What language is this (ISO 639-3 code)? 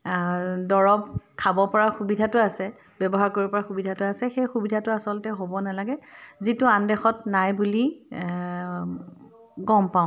asm